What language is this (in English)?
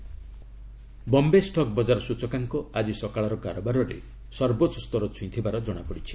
Odia